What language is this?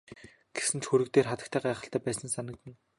Mongolian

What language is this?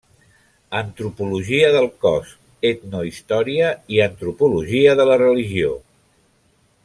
Catalan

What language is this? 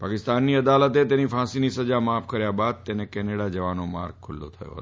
Gujarati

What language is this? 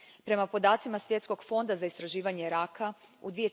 Croatian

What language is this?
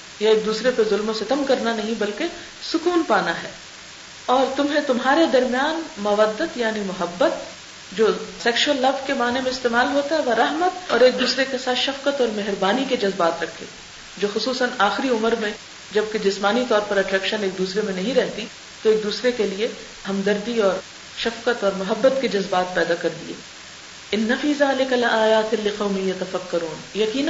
Urdu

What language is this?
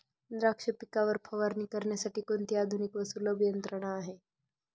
Marathi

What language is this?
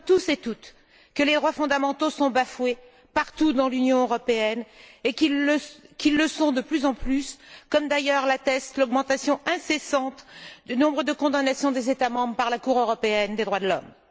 French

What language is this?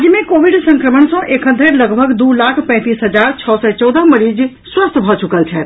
Maithili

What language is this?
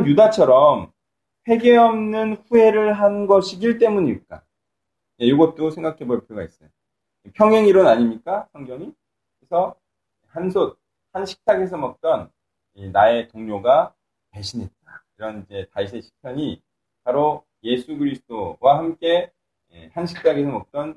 Korean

